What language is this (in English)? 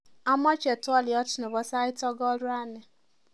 Kalenjin